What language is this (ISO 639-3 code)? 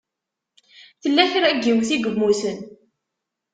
kab